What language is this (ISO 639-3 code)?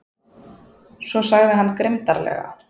isl